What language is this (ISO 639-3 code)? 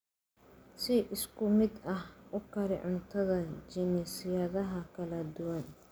som